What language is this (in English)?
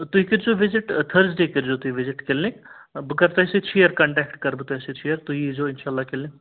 Kashmiri